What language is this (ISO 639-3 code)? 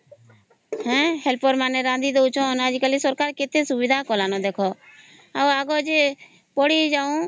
ori